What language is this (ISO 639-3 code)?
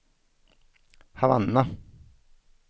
swe